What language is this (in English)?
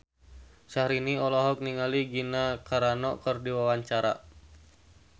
Sundanese